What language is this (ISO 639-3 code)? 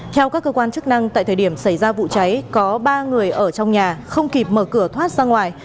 vie